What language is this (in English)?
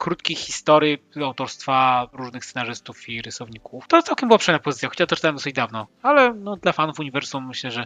Polish